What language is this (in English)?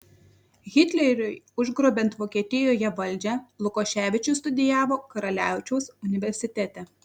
Lithuanian